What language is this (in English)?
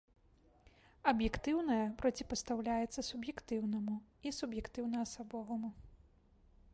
Belarusian